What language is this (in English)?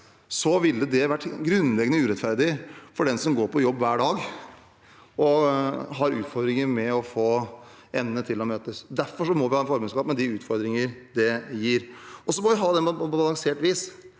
Norwegian